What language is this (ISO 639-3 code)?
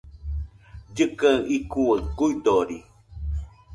hux